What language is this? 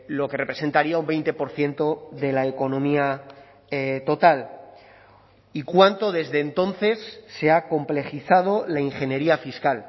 Spanish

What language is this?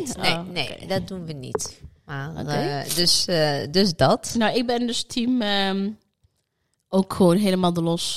Dutch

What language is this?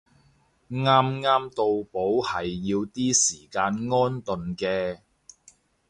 Cantonese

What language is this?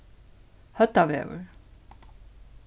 Faroese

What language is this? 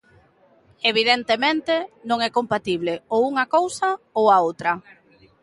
Galician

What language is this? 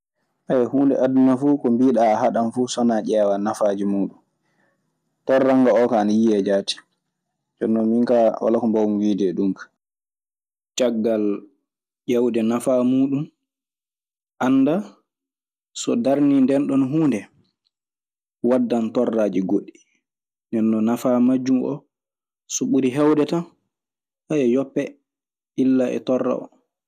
Maasina Fulfulde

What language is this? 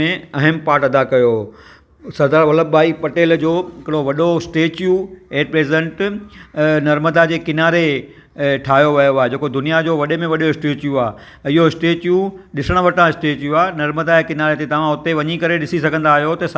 Sindhi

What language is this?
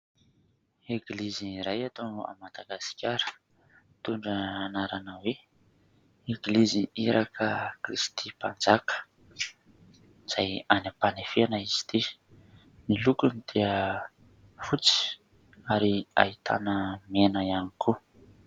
Malagasy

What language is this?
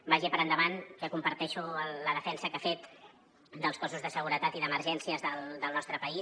Catalan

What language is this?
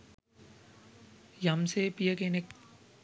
Sinhala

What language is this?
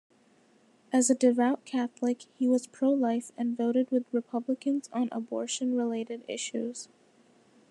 English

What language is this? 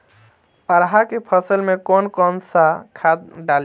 Bhojpuri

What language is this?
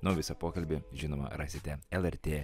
Lithuanian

